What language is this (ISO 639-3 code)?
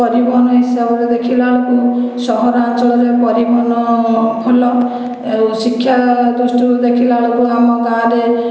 ori